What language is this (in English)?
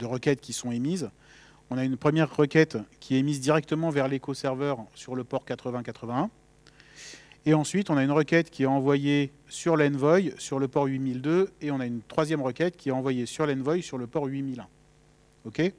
French